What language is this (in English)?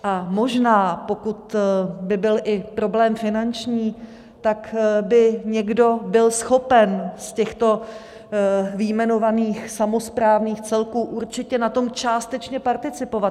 Czech